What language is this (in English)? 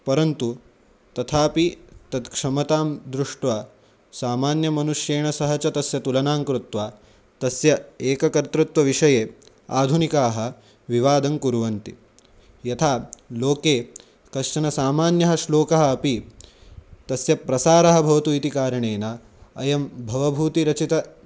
Sanskrit